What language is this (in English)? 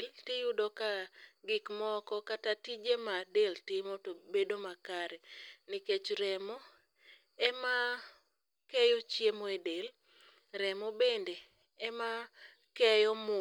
Luo (Kenya and Tanzania)